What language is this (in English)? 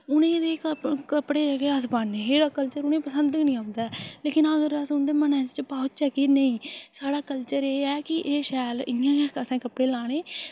Dogri